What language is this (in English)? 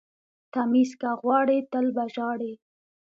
Pashto